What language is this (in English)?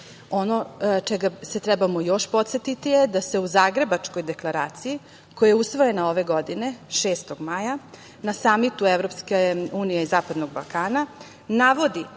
Serbian